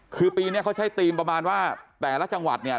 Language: Thai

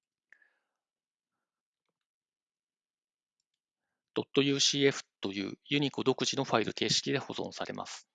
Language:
Japanese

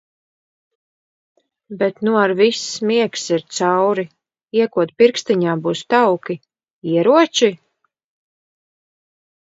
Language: Latvian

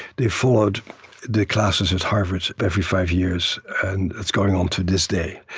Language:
English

